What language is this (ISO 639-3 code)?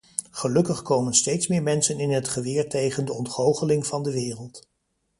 nld